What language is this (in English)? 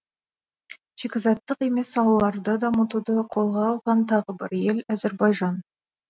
Kazakh